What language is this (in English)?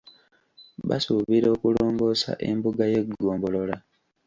Ganda